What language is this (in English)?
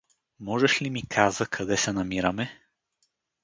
Bulgarian